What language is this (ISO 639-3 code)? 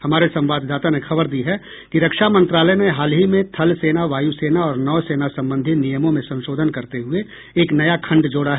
hin